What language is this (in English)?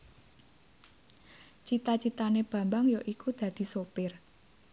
Javanese